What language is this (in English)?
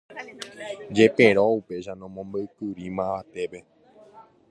Guarani